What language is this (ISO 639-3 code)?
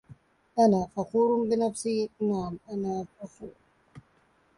ara